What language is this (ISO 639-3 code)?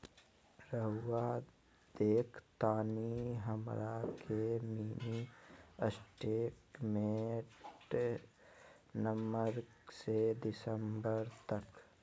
mag